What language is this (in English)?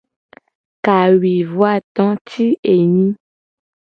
Gen